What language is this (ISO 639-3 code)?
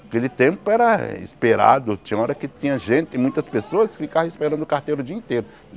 por